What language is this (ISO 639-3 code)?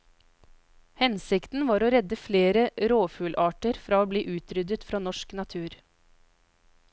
nor